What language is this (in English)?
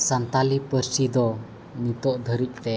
Santali